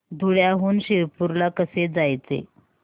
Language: Marathi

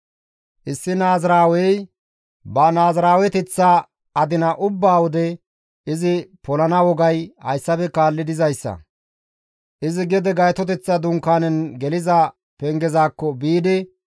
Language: Gamo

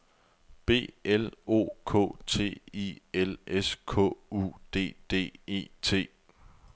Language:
Danish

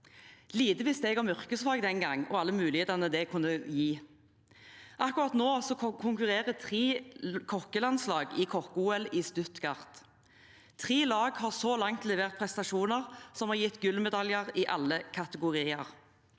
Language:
Norwegian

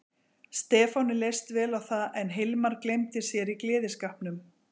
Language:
Icelandic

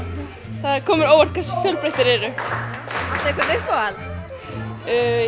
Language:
Icelandic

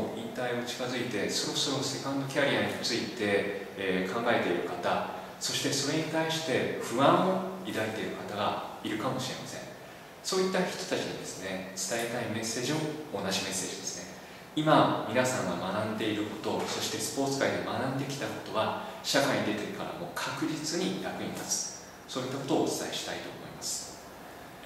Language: Japanese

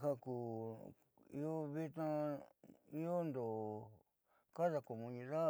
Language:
Southeastern Nochixtlán Mixtec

